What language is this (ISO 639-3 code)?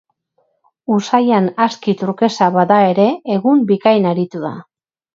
eus